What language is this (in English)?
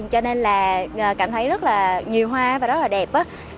Vietnamese